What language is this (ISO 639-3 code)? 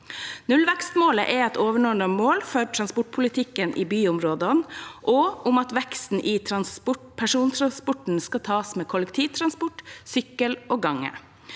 nor